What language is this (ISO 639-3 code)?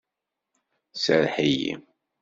kab